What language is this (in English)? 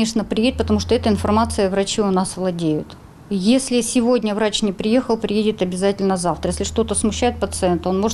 Russian